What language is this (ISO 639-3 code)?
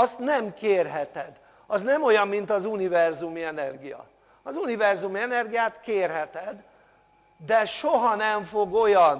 hun